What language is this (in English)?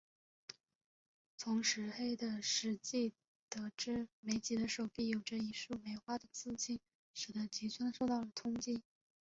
Chinese